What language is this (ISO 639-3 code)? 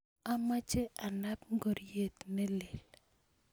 kln